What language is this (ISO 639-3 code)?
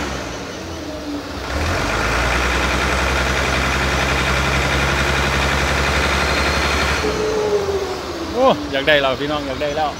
tha